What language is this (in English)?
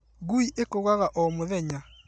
Kikuyu